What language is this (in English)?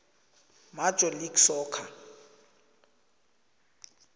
South Ndebele